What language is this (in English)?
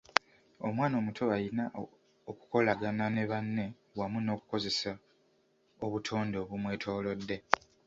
Ganda